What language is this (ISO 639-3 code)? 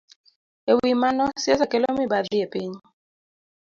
luo